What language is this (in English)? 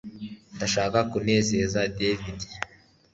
Kinyarwanda